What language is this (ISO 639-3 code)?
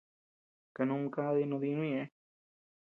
cux